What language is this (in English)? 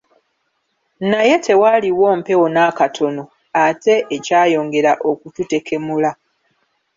Ganda